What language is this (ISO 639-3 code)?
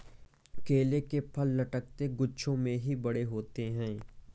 hin